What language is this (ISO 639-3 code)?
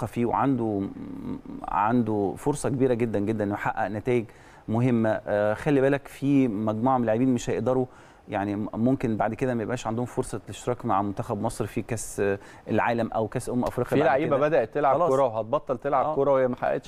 ara